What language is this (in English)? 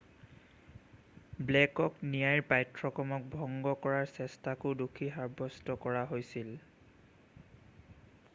Assamese